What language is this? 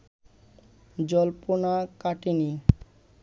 Bangla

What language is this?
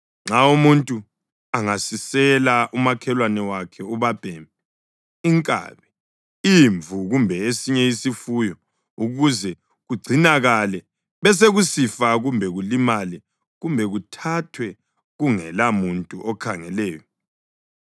North Ndebele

